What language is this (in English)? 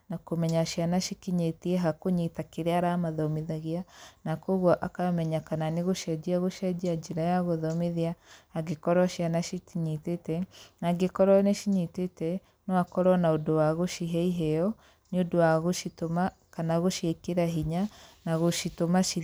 Kikuyu